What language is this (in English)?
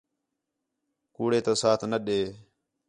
Khetrani